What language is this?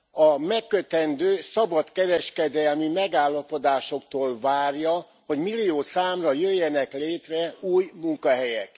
Hungarian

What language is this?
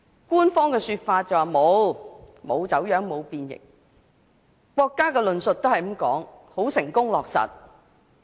Cantonese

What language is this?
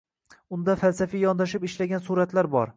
Uzbek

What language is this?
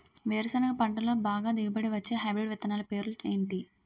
Telugu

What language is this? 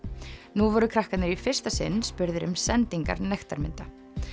Icelandic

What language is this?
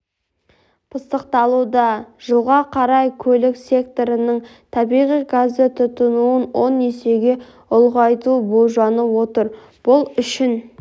Kazakh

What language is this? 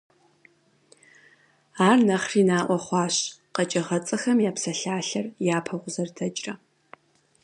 Kabardian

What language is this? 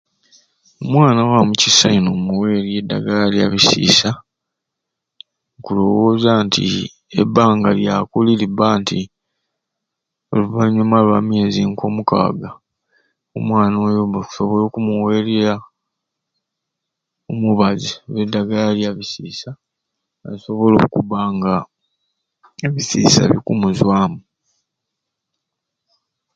Ruuli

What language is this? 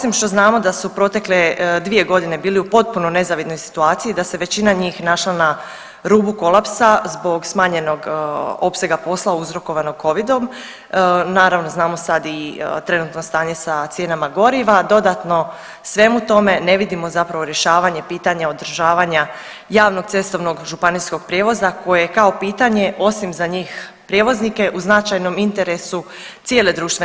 Croatian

